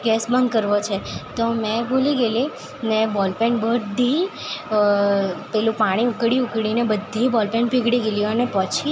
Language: Gujarati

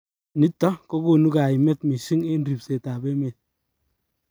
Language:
Kalenjin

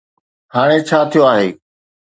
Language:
Sindhi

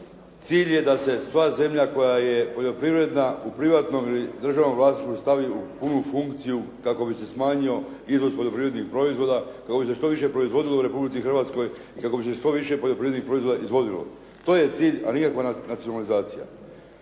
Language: Croatian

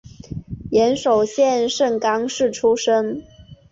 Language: Chinese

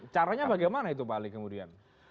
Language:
Indonesian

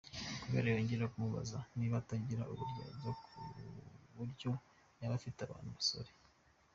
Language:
Kinyarwanda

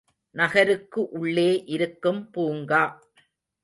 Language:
Tamil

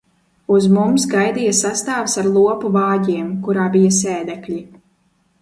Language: Latvian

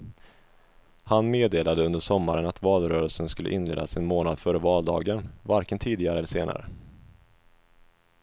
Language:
Swedish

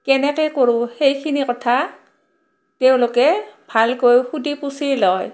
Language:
Assamese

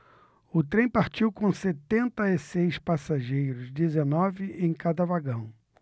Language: Portuguese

